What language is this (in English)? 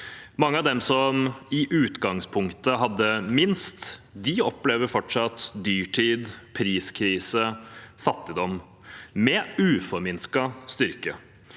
Norwegian